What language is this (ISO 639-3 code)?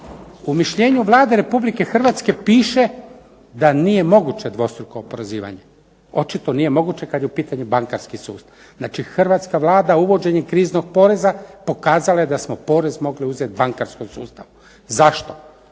hrv